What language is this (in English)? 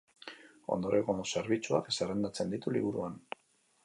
Basque